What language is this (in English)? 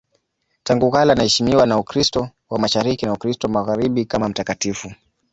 Swahili